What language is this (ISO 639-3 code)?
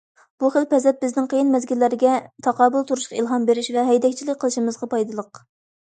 uig